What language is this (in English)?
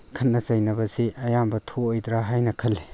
Manipuri